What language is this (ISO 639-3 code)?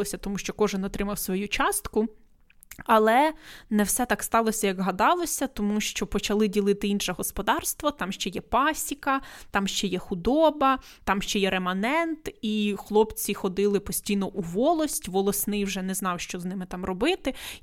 ukr